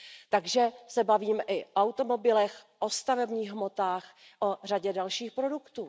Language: Czech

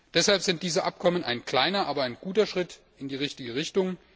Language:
German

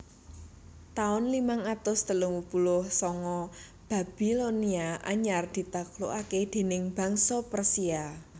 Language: Javanese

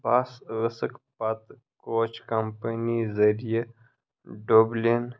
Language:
Kashmiri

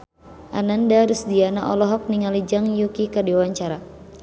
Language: Sundanese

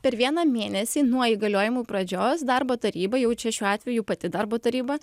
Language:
Lithuanian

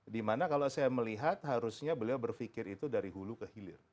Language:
Indonesian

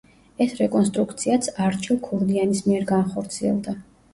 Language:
Georgian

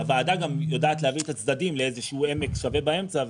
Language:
Hebrew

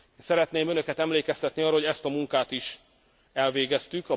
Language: Hungarian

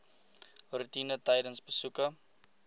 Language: Afrikaans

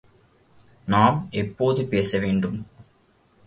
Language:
Tamil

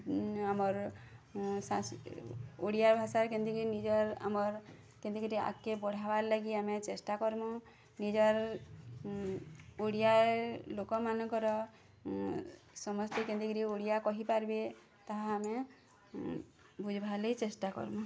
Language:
Odia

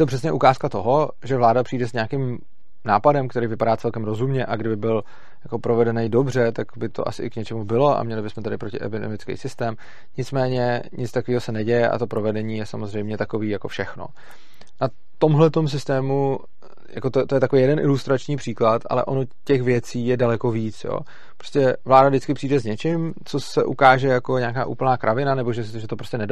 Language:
Czech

